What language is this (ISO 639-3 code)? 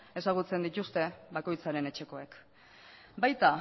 eus